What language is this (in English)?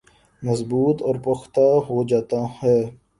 Urdu